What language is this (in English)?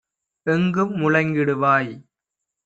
Tamil